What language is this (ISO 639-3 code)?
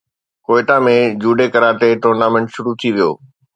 snd